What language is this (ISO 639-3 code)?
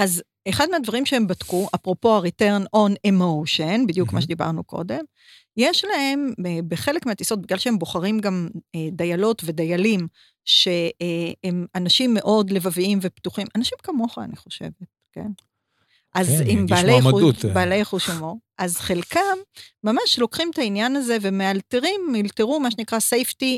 heb